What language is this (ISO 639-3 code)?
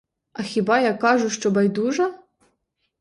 ukr